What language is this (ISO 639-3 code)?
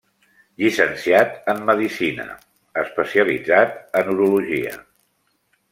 cat